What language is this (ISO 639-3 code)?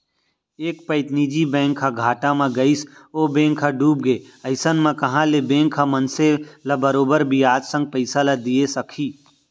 hne